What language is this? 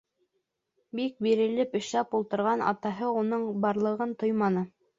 Bashkir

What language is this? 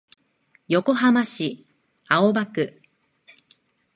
Japanese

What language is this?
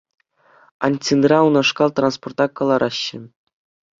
Chuvash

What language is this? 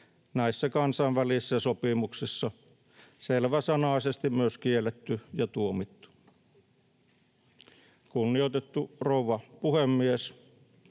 Finnish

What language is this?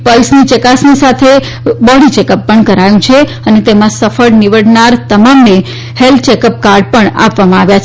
Gujarati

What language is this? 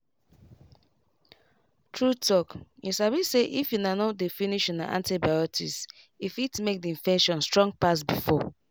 Nigerian Pidgin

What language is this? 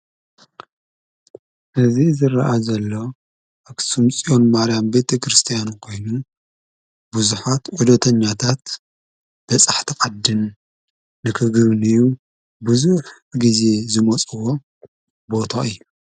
Tigrinya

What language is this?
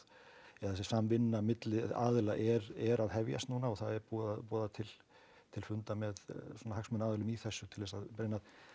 Icelandic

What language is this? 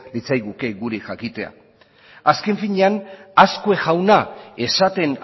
Basque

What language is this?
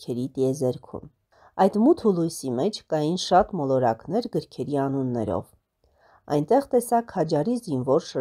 Latvian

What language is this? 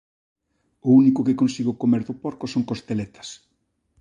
Galician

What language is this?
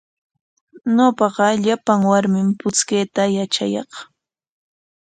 Corongo Ancash Quechua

